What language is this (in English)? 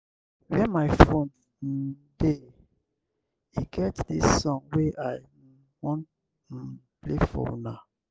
Nigerian Pidgin